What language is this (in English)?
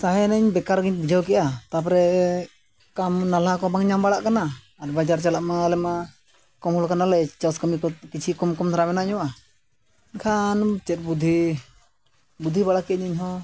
Santali